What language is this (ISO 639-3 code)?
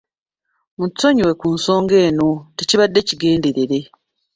lug